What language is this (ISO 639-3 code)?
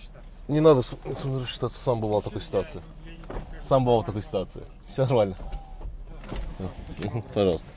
rus